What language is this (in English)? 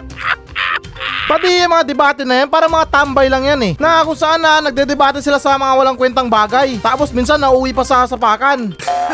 Filipino